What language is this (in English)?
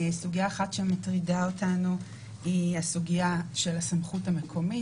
Hebrew